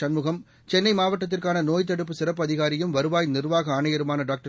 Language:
Tamil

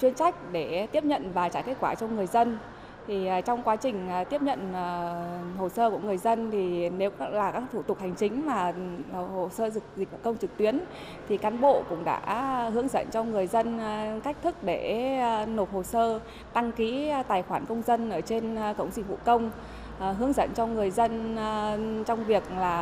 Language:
Vietnamese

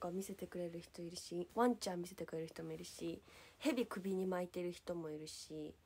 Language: Japanese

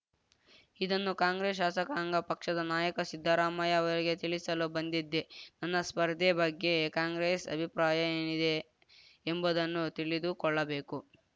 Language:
Kannada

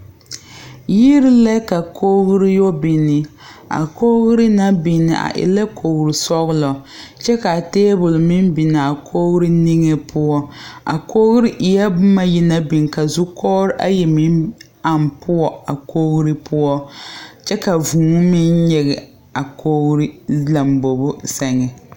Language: Southern Dagaare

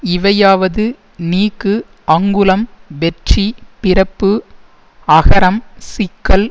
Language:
Tamil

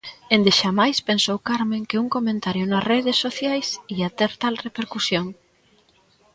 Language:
Galician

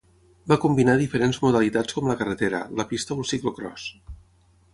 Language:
Catalan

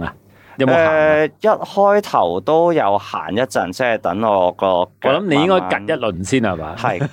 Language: Chinese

